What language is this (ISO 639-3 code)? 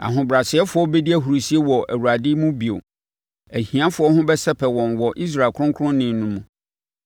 aka